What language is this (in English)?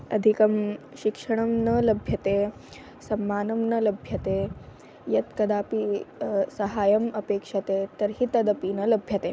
Sanskrit